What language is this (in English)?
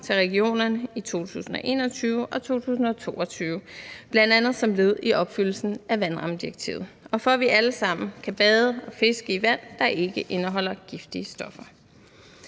Danish